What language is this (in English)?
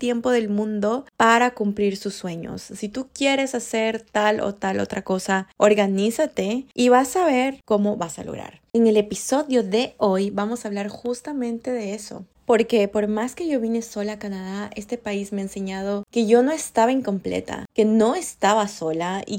Spanish